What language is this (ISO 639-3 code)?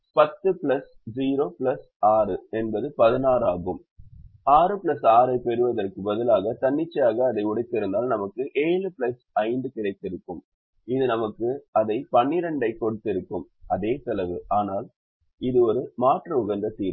tam